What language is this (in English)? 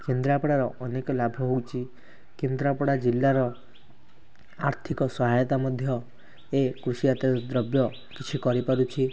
Odia